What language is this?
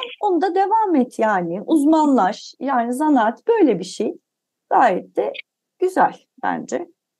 Turkish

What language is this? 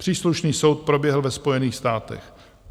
Czech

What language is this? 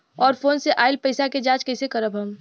Bhojpuri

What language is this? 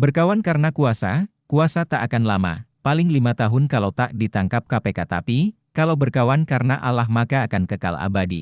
Indonesian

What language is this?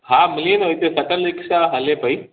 Sindhi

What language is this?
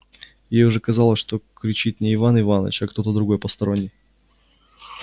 Russian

